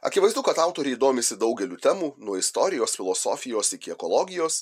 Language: Lithuanian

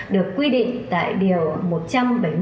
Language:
Vietnamese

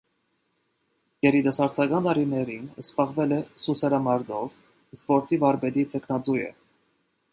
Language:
Armenian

